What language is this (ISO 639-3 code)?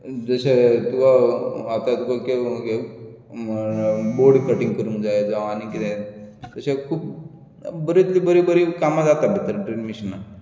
kok